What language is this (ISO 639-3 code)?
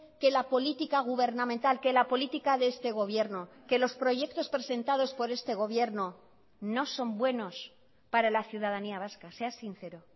spa